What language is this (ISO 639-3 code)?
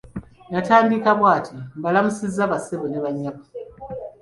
lug